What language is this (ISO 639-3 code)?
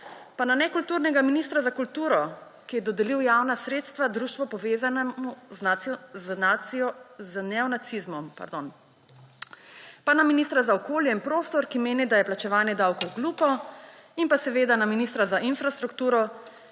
slv